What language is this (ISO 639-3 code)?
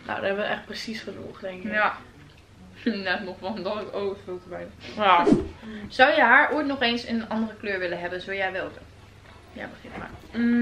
nld